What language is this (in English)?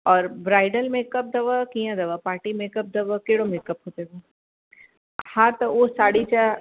Sindhi